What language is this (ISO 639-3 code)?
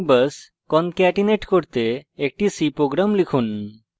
ben